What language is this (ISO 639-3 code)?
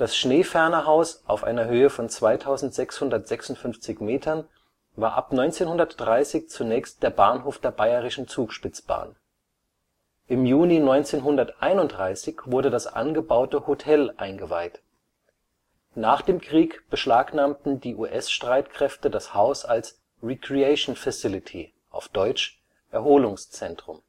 deu